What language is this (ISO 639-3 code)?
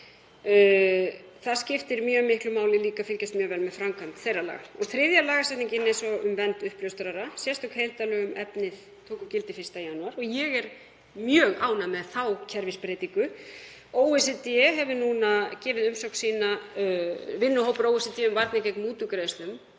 isl